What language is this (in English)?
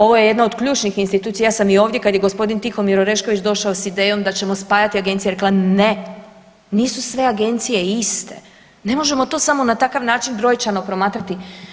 Croatian